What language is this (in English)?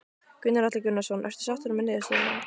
Icelandic